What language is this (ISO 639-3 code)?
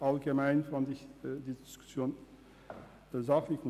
gsw